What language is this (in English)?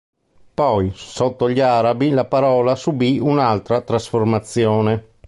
Italian